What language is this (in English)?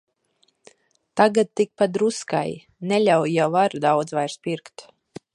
Latvian